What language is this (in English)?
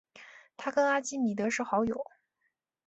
Chinese